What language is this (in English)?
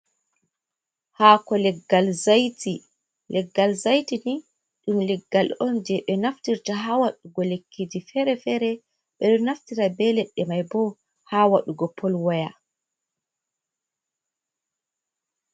Fula